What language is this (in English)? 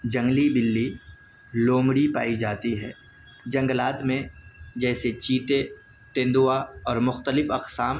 Urdu